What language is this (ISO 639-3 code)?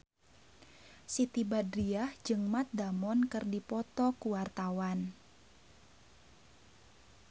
sun